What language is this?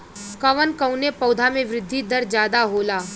Bhojpuri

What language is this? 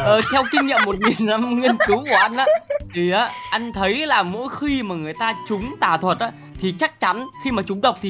Vietnamese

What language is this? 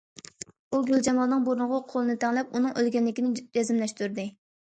Uyghur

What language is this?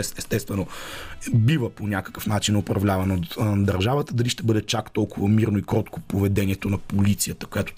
Bulgarian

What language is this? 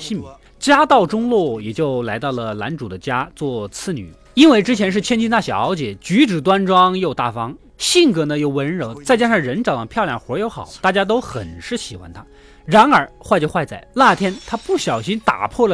Chinese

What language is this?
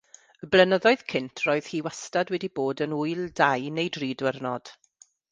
Welsh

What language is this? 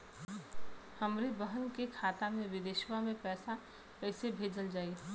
Bhojpuri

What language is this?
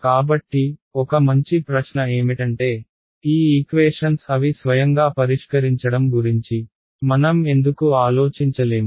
Telugu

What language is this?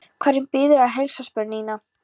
Icelandic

